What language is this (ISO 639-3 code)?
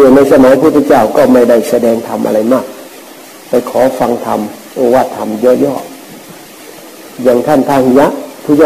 tha